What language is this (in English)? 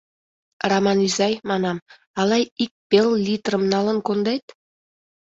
Mari